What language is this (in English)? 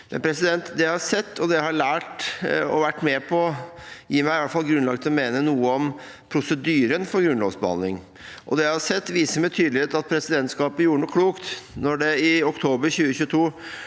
Norwegian